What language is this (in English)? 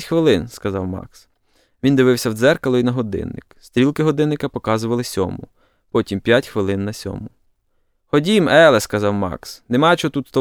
Ukrainian